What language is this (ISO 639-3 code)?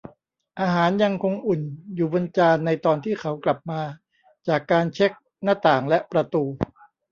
tha